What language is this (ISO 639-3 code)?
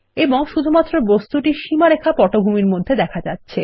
ben